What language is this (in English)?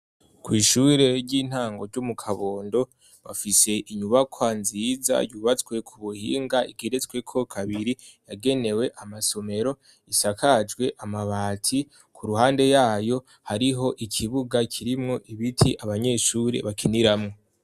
Rundi